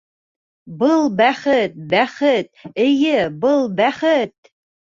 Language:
Bashkir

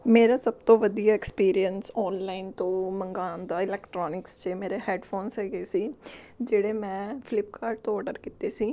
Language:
Punjabi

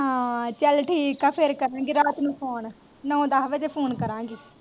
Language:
Punjabi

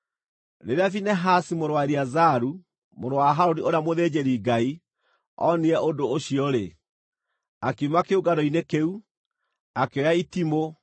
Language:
Kikuyu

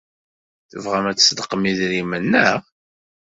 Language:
Kabyle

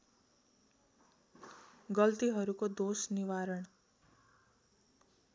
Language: Nepali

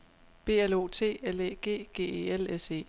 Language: Danish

